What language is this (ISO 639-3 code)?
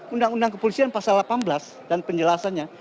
ind